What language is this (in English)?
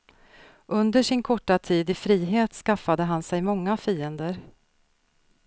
Swedish